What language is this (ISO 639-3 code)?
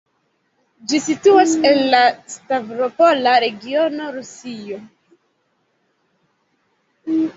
epo